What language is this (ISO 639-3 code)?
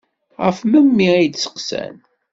kab